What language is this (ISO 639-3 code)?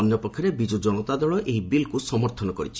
ori